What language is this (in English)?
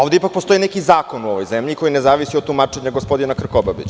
Serbian